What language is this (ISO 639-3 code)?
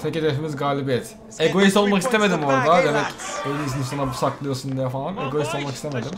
tur